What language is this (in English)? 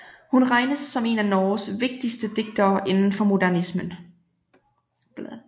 Danish